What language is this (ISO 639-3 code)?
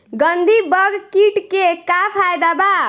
bho